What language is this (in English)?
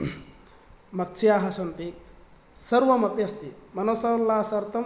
Sanskrit